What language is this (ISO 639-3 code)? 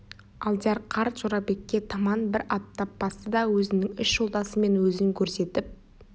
kaz